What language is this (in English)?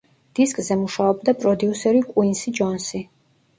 Georgian